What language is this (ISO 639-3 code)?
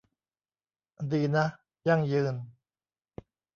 tha